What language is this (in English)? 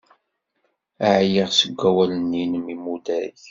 Kabyle